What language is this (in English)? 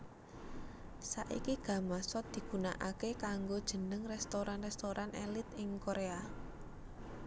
Javanese